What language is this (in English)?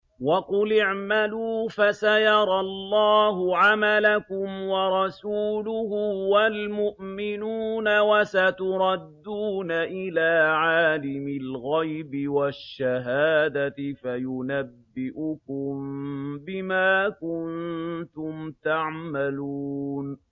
Arabic